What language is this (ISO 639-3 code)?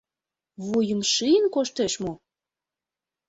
chm